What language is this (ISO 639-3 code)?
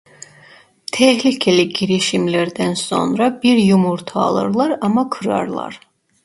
tur